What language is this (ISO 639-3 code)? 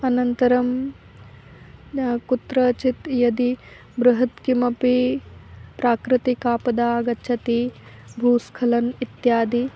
san